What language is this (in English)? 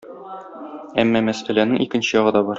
Tatar